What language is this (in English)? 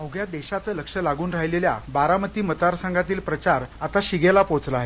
Marathi